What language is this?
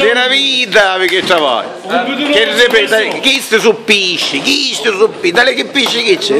Italian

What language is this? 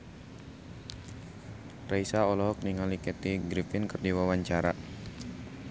Sundanese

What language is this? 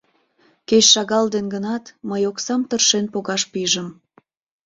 Mari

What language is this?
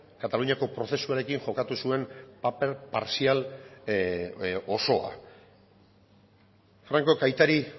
Basque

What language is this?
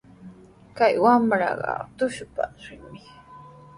Sihuas Ancash Quechua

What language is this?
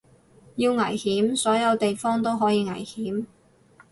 Cantonese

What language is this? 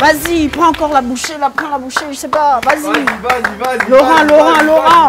French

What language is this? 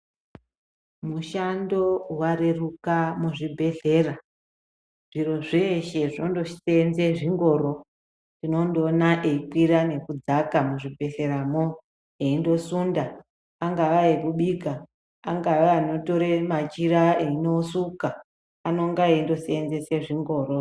Ndau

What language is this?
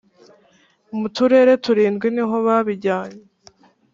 Kinyarwanda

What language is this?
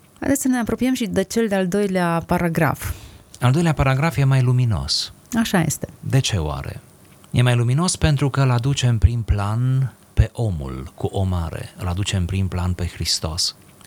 Romanian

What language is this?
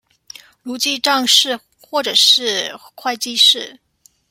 Chinese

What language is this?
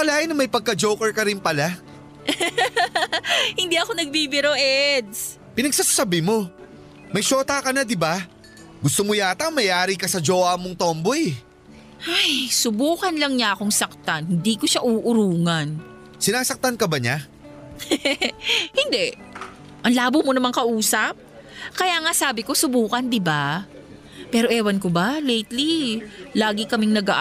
Filipino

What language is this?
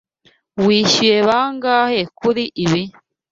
Kinyarwanda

